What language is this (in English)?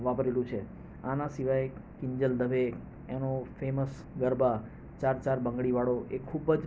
Gujarati